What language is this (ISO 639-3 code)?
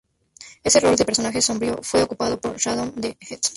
spa